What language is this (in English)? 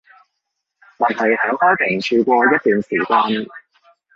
Cantonese